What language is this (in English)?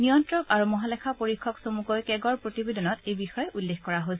Assamese